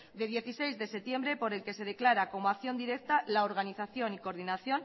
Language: Spanish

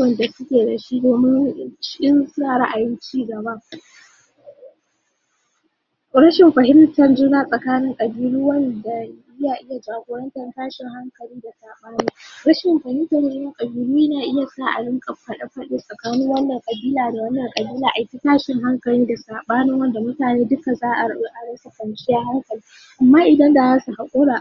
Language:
Hausa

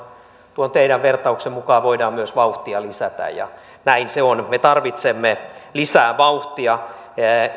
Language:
Finnish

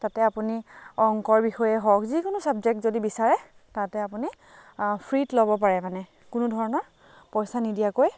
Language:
Assamese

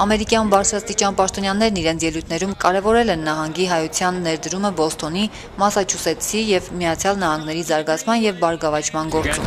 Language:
Turkish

